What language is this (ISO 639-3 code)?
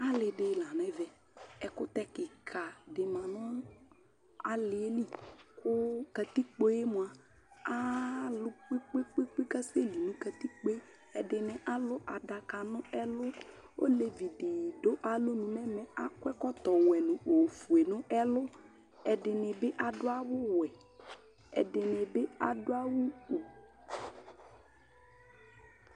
kpo